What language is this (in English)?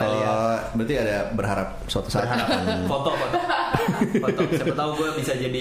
Indonesian